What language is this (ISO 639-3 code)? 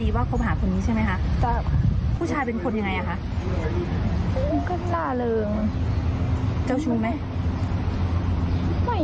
tha